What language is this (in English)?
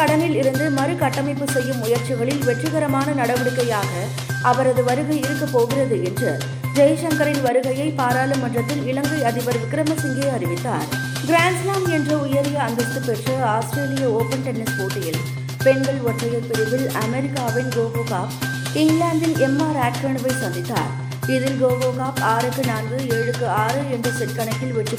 Tamil